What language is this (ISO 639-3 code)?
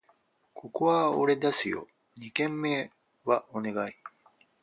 jpn